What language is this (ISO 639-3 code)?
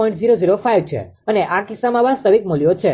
guj